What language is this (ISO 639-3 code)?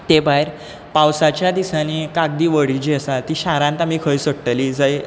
kok